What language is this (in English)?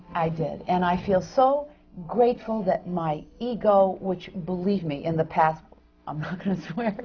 English